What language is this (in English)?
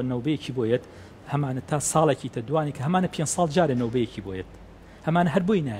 Arabic